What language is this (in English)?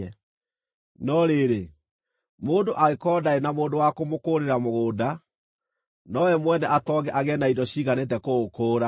Kikuyu